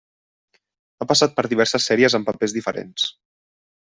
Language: Catalan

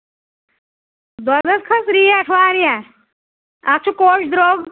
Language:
Kashmiri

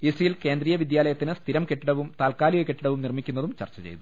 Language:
Malayalam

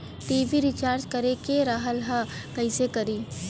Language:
Bhojpuri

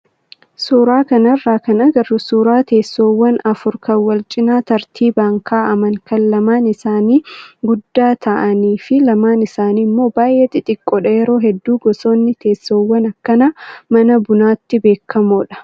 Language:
Oromo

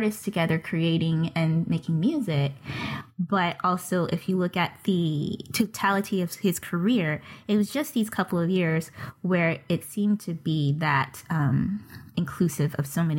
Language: English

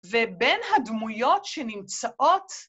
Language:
Hebrew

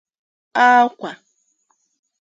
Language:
Igbo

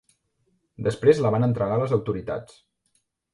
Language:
Catalan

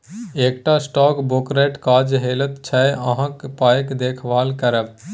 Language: Maithili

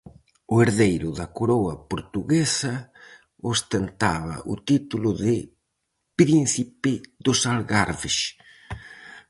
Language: Galician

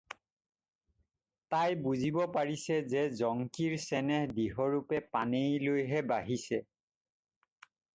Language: Assamese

